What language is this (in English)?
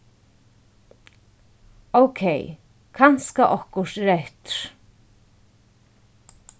Faroese